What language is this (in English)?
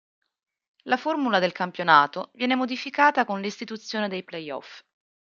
Italian